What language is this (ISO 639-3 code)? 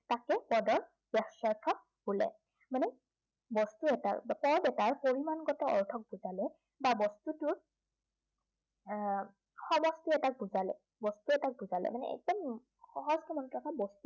asm